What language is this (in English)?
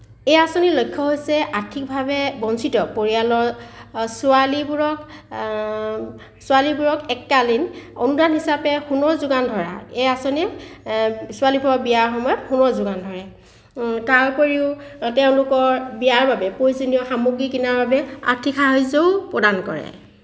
Assamese